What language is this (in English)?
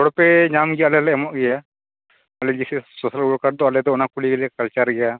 Santali